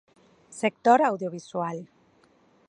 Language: Galician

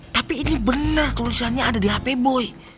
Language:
Indonesian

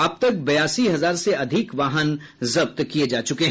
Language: Hindi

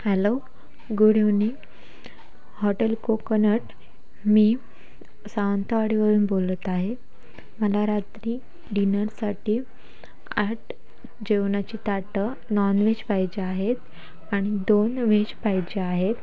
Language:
Marathi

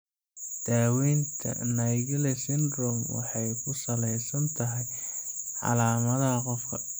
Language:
Somali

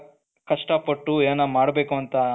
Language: Kannada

